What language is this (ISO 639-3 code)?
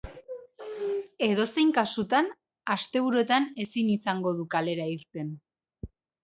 eus